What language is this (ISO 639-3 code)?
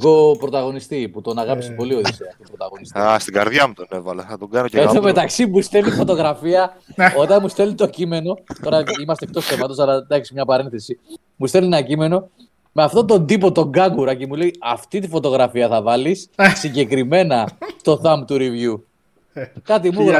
ell